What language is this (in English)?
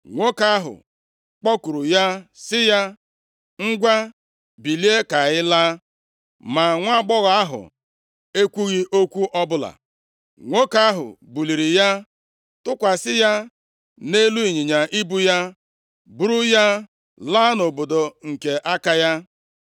Igbo